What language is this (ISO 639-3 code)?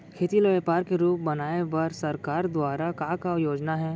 hne